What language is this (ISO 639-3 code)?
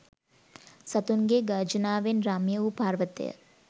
sin